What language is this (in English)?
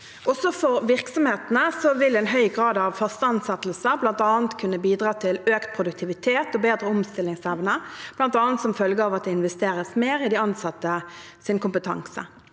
Norwegian